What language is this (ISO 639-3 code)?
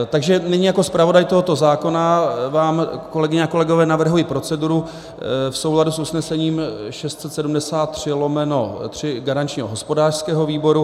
ces